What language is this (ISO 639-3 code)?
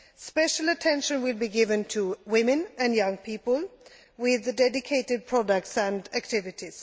eng